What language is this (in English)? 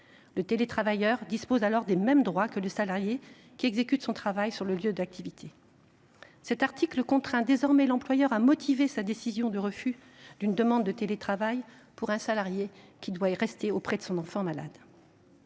French